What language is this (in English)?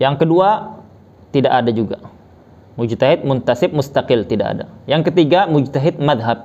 Indonesian